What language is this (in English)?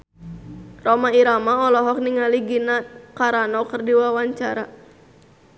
Sundanese